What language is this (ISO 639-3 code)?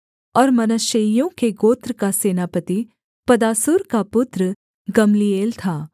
hin